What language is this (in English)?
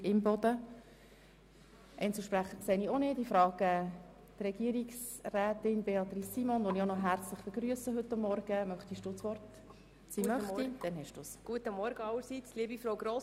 Swiss German